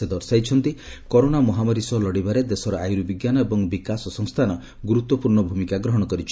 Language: Odia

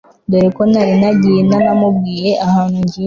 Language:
Kinyarwanda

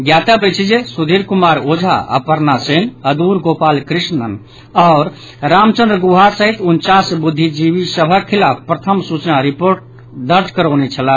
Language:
Maithili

